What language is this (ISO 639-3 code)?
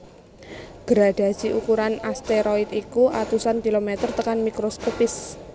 jav